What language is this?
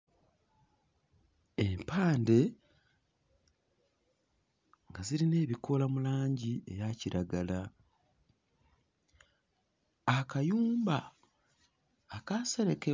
Ganda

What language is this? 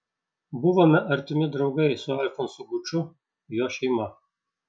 Lithuanian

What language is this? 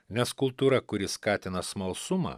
Lithuanian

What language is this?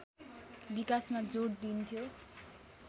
Nepali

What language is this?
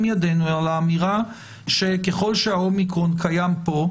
Hebrew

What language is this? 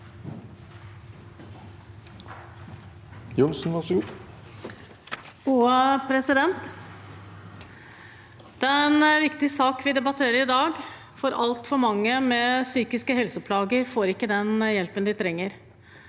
Norwegian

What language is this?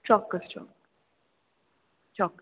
Gujarati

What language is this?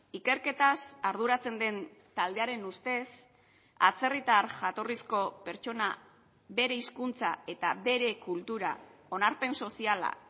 Basque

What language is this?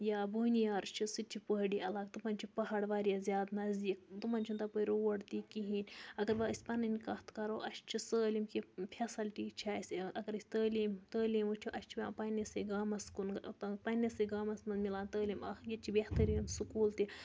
Kashmiri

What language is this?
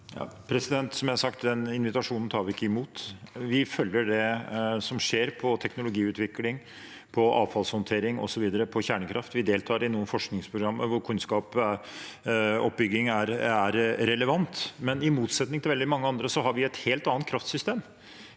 Norwegian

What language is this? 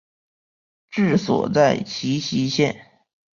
Chinese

